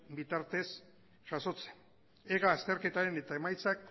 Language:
Basque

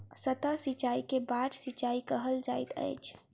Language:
Maithili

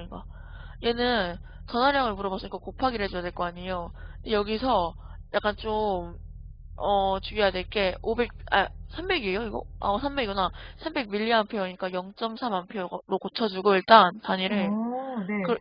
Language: Korean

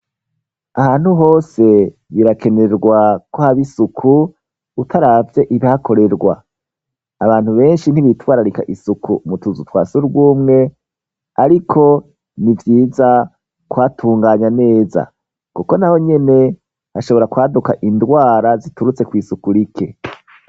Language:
Rundi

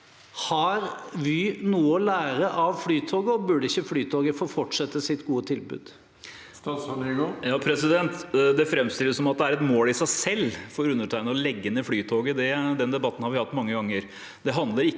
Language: Norwegian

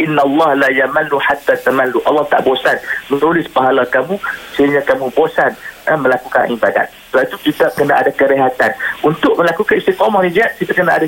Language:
Malay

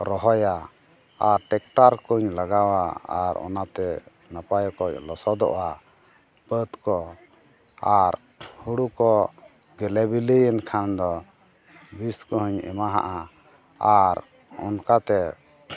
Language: Santali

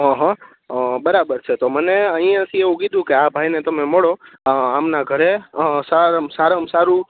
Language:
Gujarati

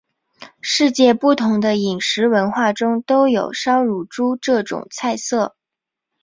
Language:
Chinese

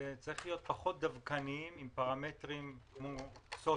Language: Hebrew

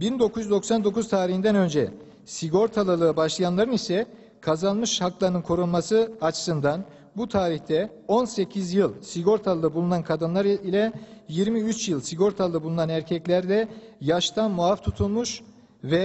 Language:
Turkish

